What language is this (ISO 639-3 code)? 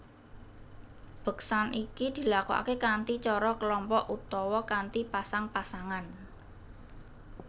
jav